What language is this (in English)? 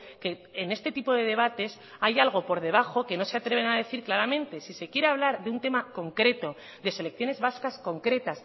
Spanish